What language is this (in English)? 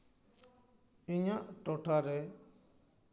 Santali